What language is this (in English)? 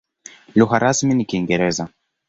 Swahili